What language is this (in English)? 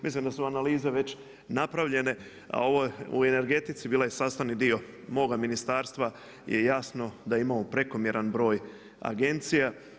Croatian